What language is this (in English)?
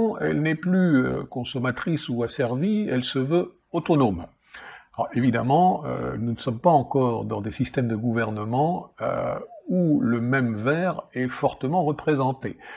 French